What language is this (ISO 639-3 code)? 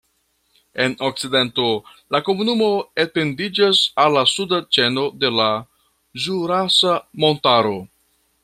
epo